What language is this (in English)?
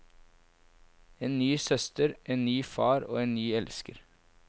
Norwegian